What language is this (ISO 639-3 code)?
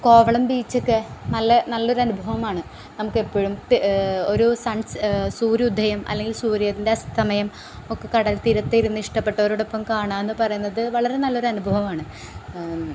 mal